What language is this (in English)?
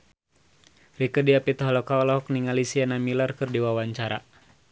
Sundanese